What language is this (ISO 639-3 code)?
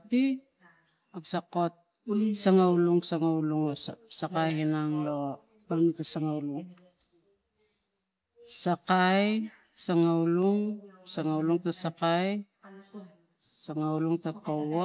tgc